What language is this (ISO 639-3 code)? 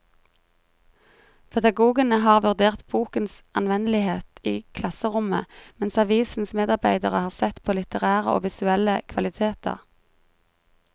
nor